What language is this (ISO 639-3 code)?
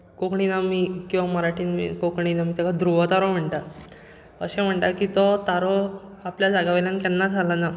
kok